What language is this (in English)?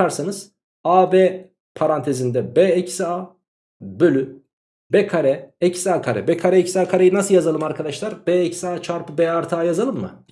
Turkish